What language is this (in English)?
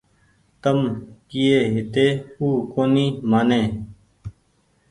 Goaria